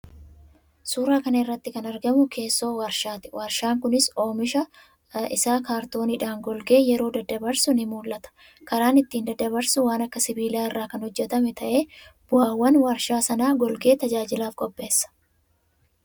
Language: Oromo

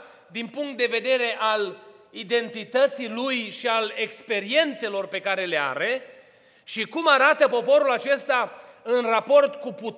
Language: Romanian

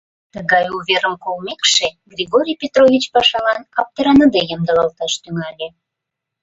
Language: Mari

